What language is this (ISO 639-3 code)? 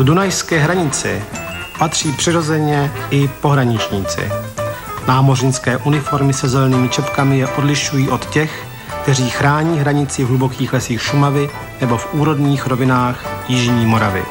ces